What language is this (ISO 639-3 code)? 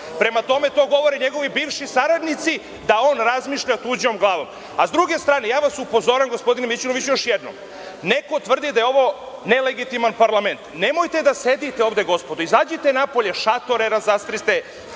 srp